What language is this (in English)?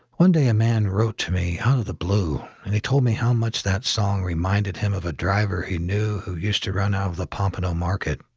English